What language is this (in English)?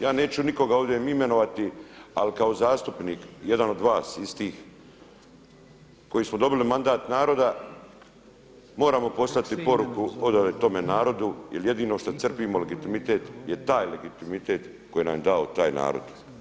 Croatian